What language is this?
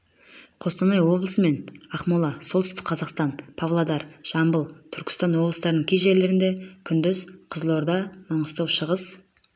Kazakh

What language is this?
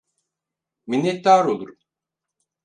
Turkish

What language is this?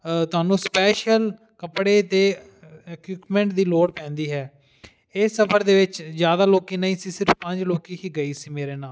Punjabi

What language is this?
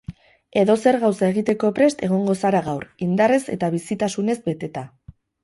Basque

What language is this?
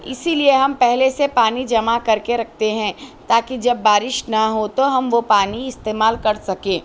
Urdu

